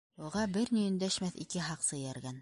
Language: Bashkir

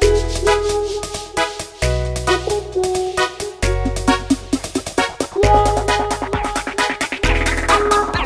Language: Indonesian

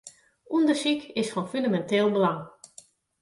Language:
Western Frisian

